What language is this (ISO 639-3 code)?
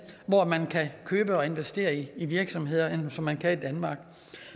dan